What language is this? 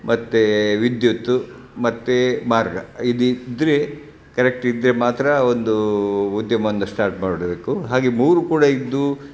Kannada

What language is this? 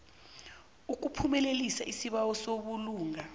South Ndebele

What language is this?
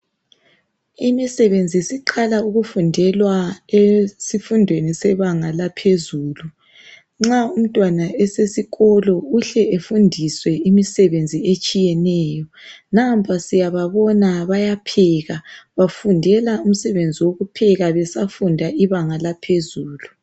North Ndebele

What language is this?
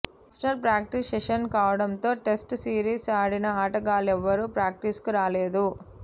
Telugu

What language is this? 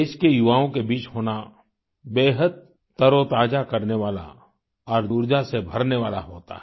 Hindi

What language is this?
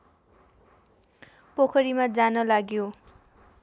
Nepali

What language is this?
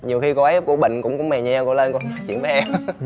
Vietnamese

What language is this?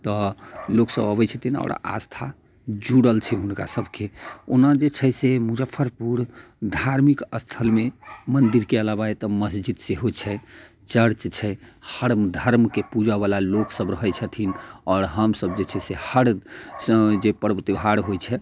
Maithili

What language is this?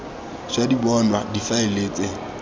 Tswana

